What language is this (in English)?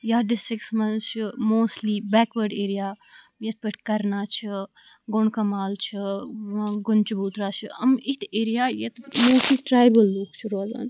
Kashmiri